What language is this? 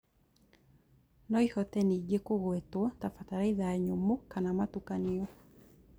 Kikuyu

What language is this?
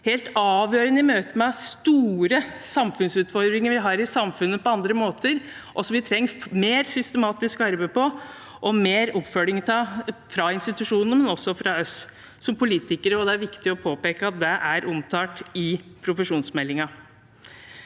Norwegian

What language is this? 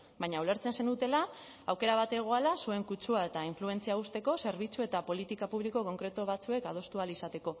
Basque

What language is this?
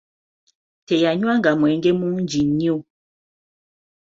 Ganda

